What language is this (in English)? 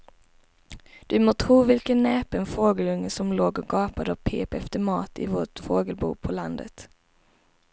Swedish